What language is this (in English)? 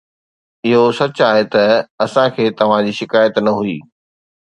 Sindhi